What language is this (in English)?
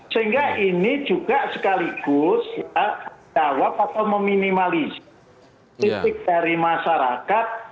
Indonesian